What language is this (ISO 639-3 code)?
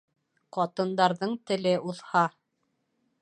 bak